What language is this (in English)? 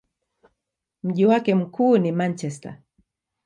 Swahili